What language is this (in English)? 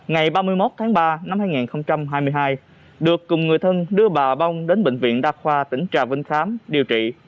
Vietnamese